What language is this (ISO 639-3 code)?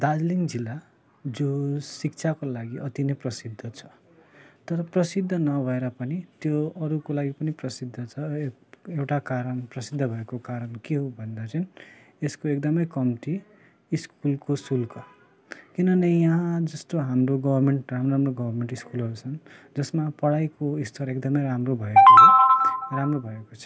nep